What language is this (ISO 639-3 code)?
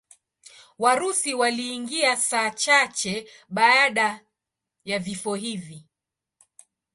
swa